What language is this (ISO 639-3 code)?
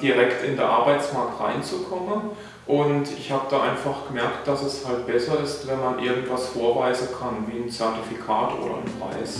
deu